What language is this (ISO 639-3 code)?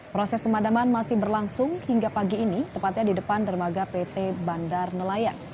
ind